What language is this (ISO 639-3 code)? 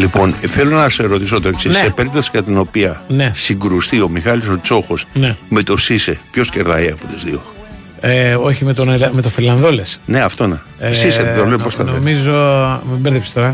ell